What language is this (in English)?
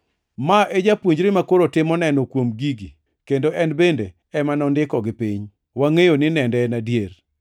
Luo (Kenya and Tanzania)